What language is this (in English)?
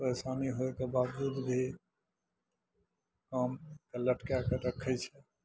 Maithili